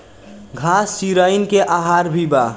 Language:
Bhojpuri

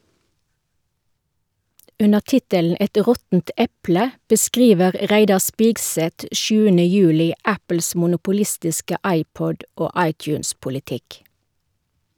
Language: Norwegian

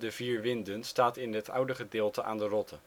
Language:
Dutch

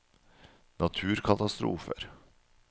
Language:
Norwegian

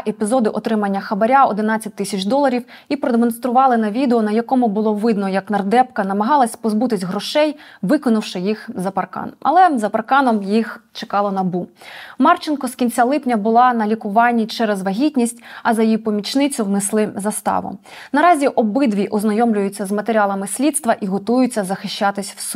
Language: Ukrainian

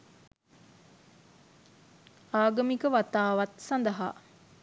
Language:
Sinhala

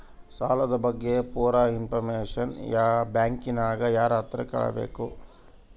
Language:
Kannada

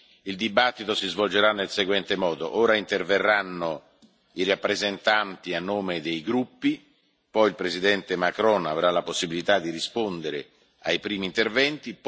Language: Italian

